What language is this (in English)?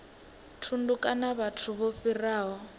Venda